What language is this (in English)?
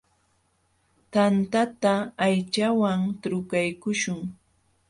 Jauja Wanca Quechua